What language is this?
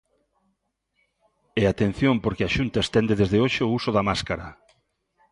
Galician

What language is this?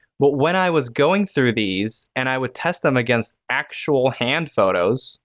English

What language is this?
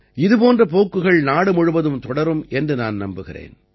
Tamil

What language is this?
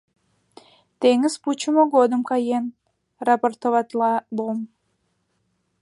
Mari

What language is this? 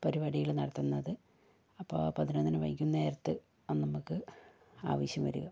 Malayalam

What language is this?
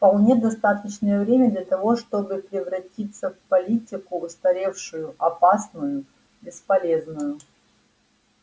Russian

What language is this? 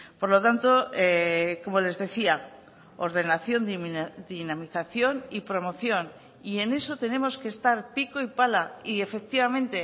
Spanish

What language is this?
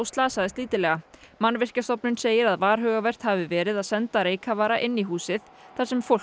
Icelandic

